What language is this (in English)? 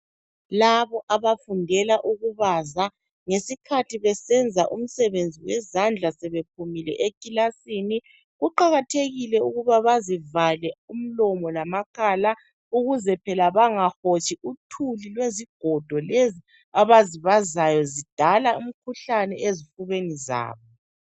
North Ndebele